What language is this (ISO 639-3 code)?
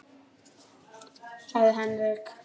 isl